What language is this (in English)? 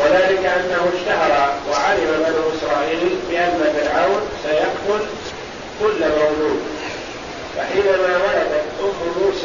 Arabic